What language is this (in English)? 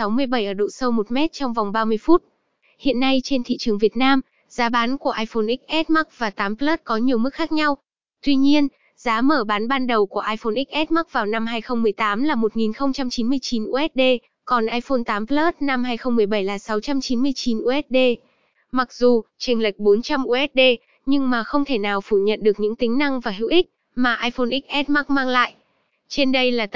Vietnamese